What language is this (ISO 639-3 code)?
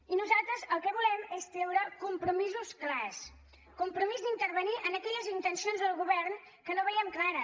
cat